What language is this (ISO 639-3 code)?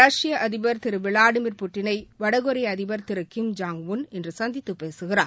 tam